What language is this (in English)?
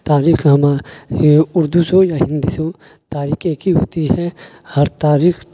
Urdu